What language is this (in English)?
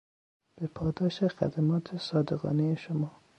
Persian